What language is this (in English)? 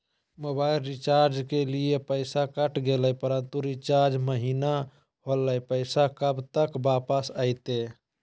Magahi